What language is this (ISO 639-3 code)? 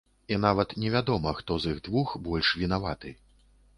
bel